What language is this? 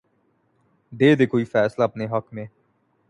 Urdu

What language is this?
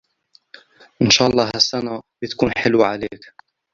Arabic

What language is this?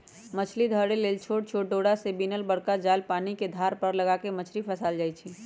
Magahi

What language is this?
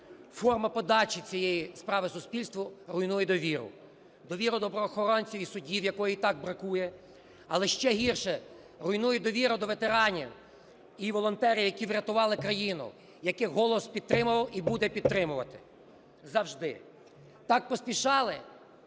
Ukrainian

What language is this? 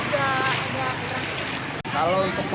Indonesian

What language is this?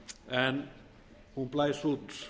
Icelandic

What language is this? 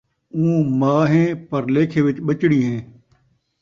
Saraiki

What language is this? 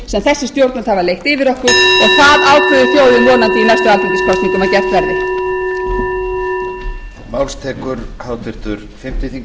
Icelandic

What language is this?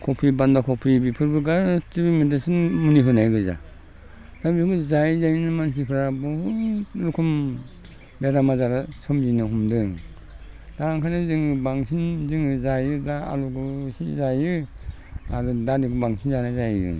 Bodo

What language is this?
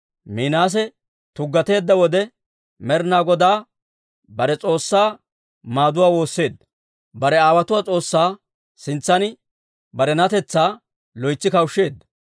Dawro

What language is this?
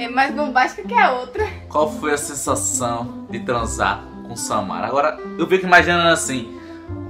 Portuguese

